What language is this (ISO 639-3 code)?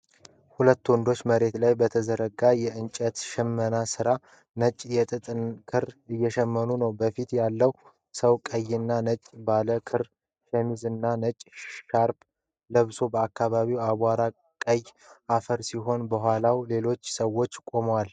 amh